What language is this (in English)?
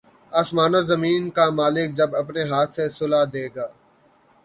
Urdu